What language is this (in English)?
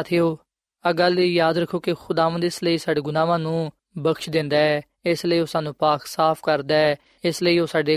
Punjabi